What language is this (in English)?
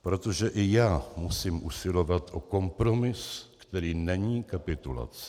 Czech